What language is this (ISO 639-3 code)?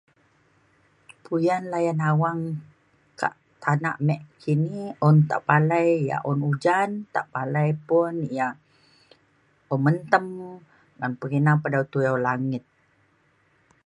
xkl